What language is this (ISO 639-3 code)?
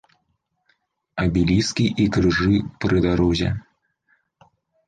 bel